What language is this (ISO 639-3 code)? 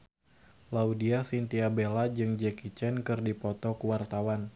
sun